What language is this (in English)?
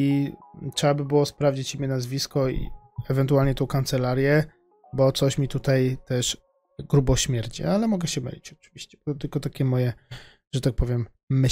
Polish